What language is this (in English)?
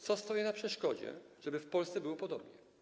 Polish